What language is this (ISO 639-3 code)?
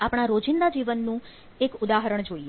guj